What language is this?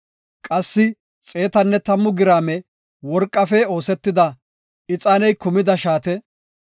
Gofa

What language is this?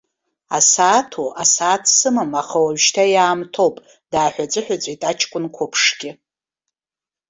Abkhazian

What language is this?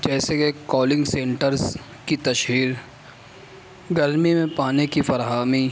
Urdu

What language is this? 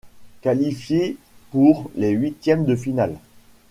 French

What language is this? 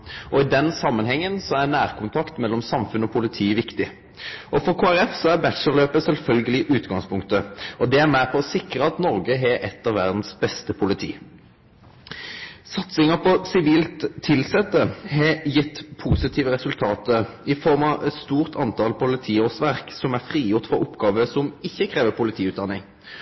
Norwegian Nynorsk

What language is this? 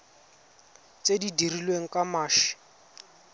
Tswana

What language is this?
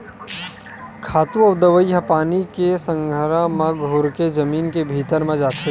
Chhattisgarhi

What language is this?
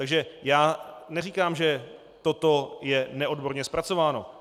Czech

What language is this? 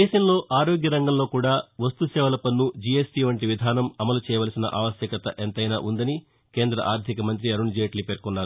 Telugu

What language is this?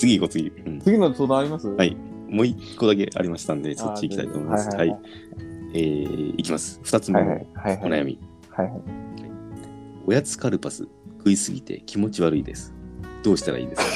Japanese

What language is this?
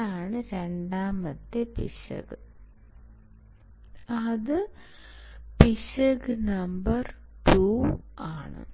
Malayalam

